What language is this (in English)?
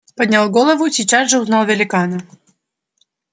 Russian